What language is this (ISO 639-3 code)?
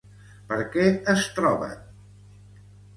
cat